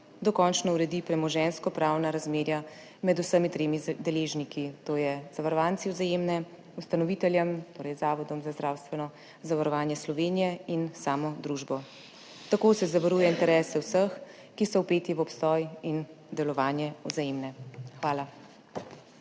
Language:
Slovenian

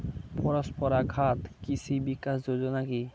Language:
Bangla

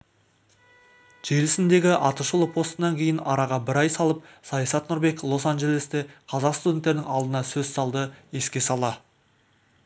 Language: Kazakh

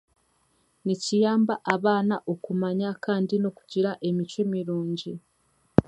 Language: Chiga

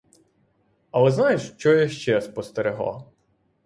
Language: Ukrainian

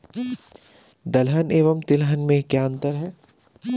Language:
Hindi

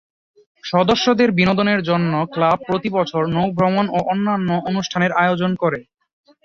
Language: Bangla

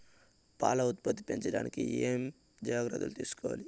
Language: Telugu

